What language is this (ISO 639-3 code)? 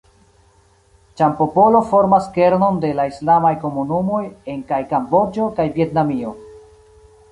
epo